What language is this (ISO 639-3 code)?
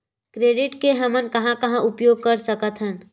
hne